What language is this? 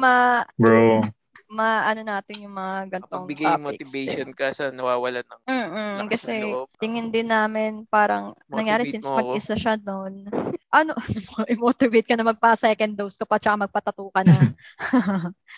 Filipino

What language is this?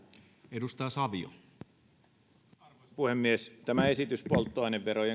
Finnish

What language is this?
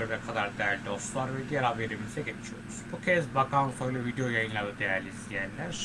Turkish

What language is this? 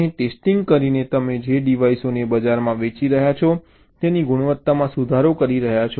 Gujarati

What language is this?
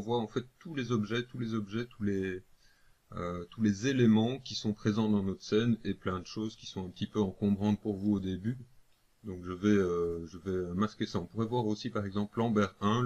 French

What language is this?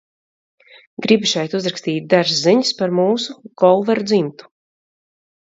Latvian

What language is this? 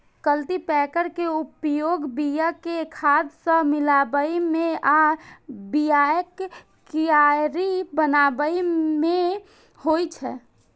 Maithili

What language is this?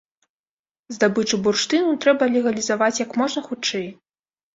Belarusian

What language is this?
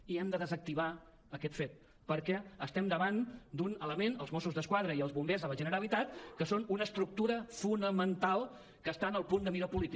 Catalan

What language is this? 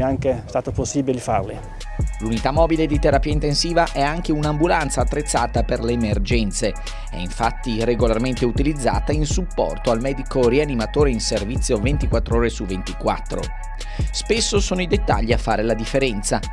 Italian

